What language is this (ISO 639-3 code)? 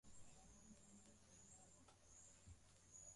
swa